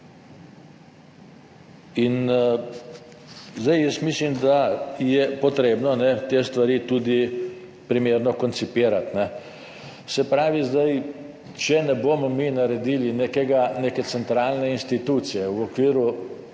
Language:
Slovenian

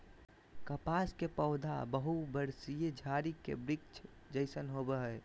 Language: Magahi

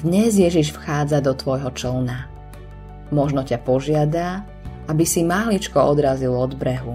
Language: Slovak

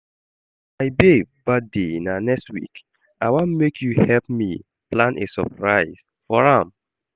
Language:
Nigerian Pidgin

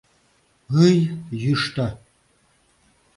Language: Mari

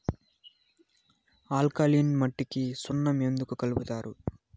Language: Telugu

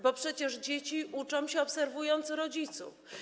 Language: Polish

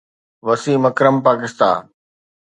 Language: Sindhi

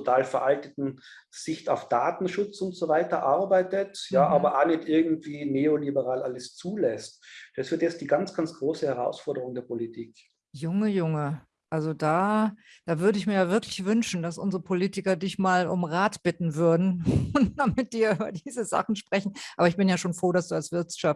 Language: German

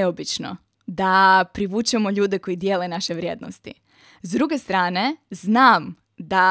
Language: Croatian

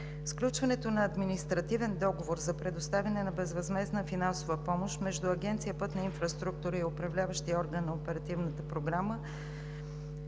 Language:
Bulgarian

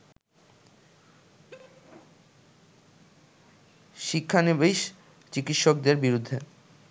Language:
Bangla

